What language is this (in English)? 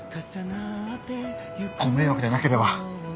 Japanese